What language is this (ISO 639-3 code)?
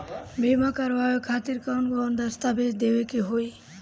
bho